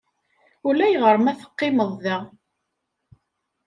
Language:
Kabyle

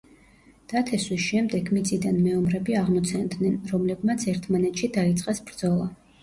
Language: Georgian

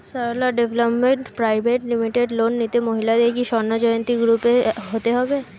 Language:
Bangla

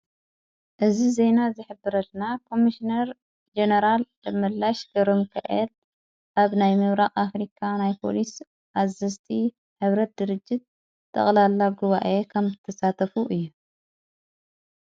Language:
Tigrinya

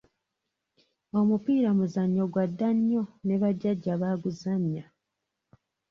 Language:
Ganda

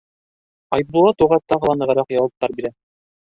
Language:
Bashkir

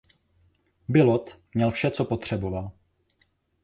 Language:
Czech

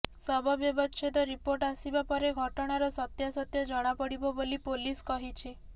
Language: Odia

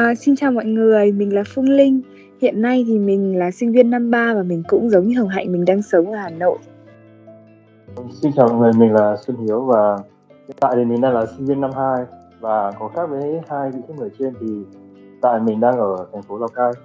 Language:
Vietnamese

